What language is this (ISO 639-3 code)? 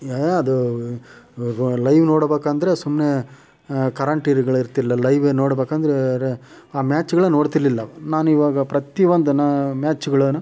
kan